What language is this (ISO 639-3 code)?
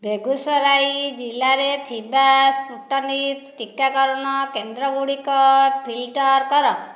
ori